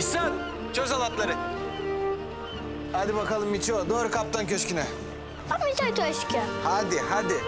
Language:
Turkish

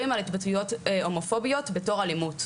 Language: Hebrew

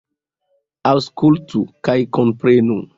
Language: Esperanto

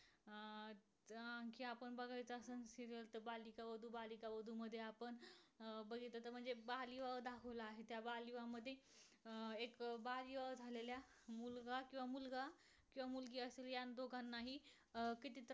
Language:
Marathi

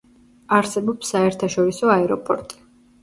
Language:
Georgian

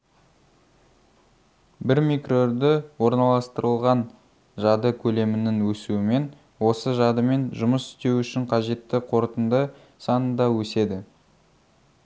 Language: Kazakh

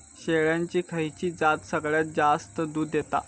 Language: Marathi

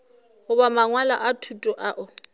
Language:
Northern Sotho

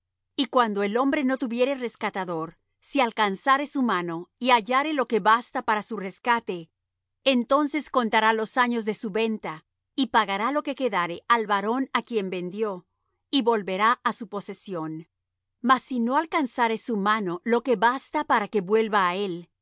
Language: Spanish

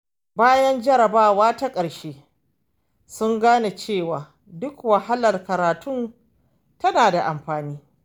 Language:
Hausa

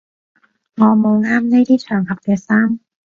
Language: Cantonese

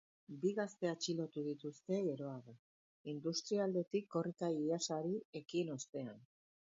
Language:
Basque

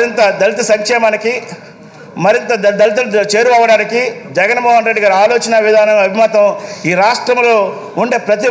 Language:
English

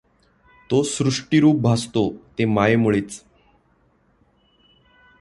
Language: Marathi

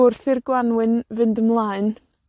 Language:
Welsh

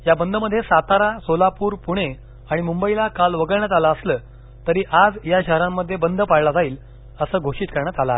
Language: Marathi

